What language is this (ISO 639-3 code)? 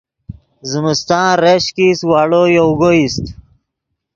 ydg